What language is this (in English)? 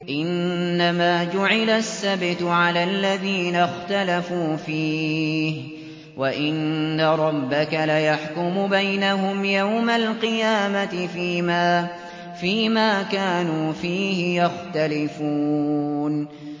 Arabic